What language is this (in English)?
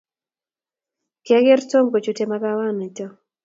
Kalenjin